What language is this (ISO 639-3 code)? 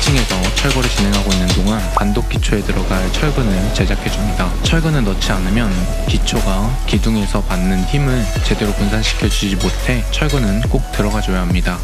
kor